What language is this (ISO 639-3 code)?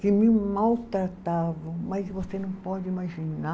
por